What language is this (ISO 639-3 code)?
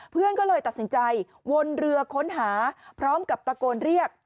tha